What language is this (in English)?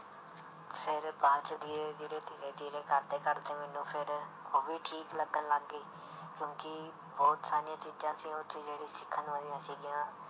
Punjabi